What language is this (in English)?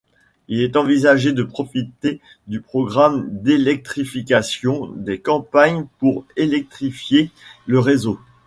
French